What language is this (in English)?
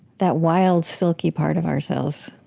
English